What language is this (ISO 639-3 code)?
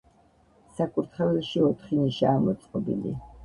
kat